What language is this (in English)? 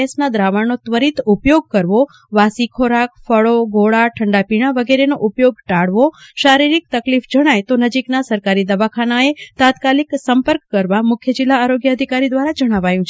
Gujarati